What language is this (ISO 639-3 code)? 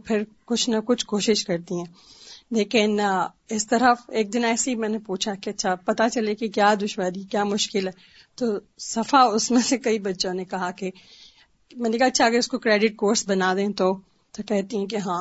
urd